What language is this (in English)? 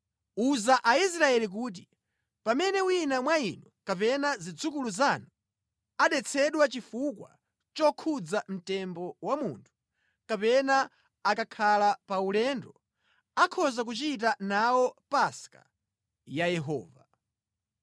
Nyanja